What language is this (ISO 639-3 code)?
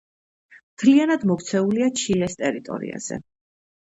kat